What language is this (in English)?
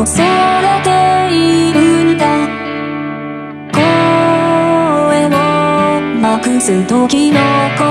Thai